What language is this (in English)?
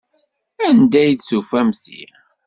Kabyle